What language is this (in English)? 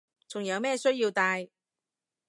Cantonese